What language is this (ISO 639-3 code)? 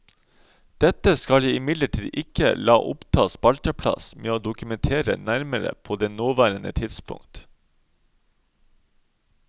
nor